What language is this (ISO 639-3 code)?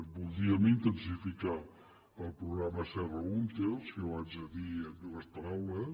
cat